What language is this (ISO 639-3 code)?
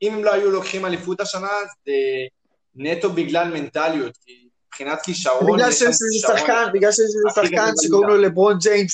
heb